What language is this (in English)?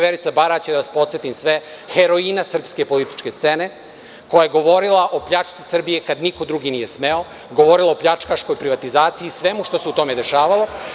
Serbian